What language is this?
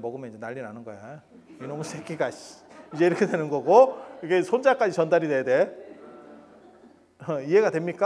Korean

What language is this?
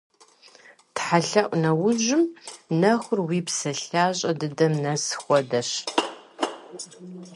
Kabardian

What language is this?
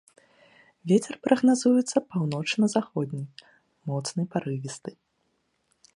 Belarusian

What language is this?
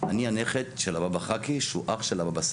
Hebrew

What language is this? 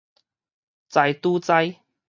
Min Nan Chinese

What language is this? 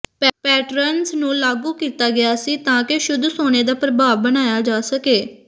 Punjabi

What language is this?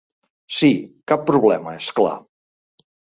Catalan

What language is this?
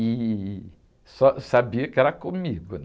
Portuguese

